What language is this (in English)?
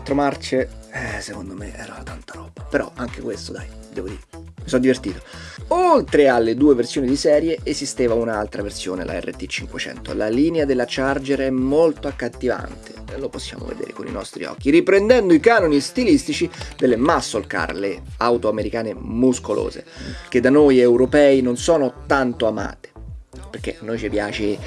Italian